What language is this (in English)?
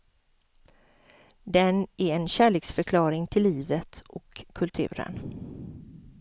Swedish